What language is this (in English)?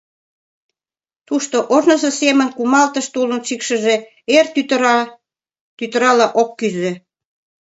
Mari